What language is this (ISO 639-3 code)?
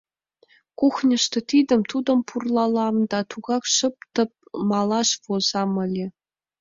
chm